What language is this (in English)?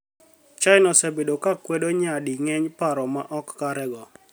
Luo (Kenya and Tanzania)